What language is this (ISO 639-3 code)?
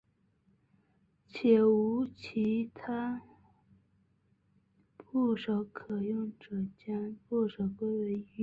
zho